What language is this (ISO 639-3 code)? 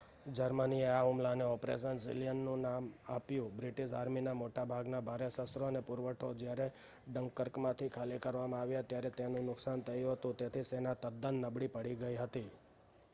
guj